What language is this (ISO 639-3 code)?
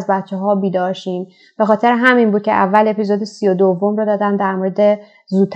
fas